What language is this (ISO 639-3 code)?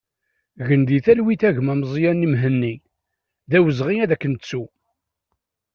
kab